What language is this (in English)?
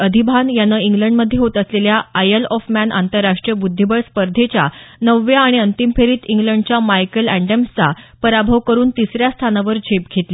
Marathi